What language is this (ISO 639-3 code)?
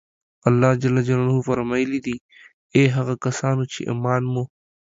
pus